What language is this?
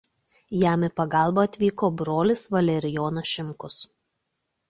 Lithuanian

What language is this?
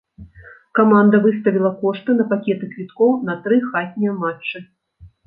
Belarusian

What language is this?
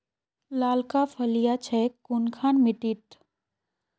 Magahi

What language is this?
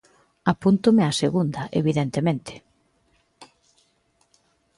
Galician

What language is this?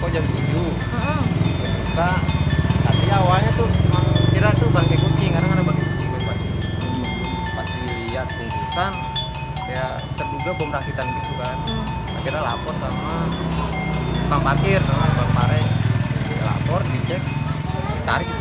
Indonesian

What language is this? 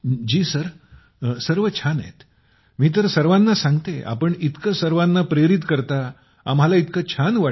Marathi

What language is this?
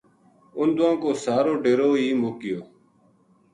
Gujari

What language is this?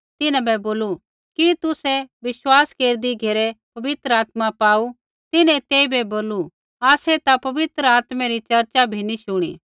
Kullu Pahari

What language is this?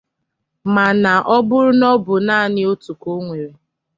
Igbo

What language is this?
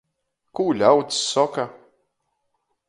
Latgalian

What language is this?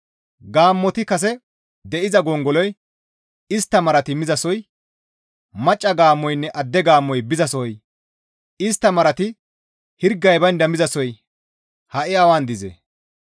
Gamo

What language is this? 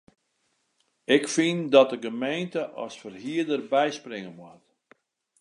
Western Frisian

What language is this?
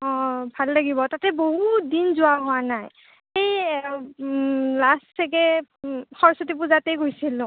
Assamese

